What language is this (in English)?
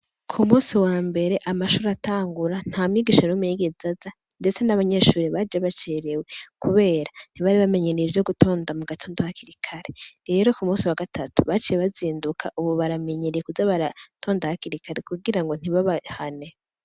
Rundi